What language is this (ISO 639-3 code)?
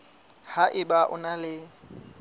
sot